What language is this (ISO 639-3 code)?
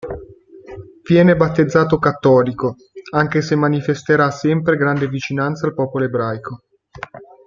ita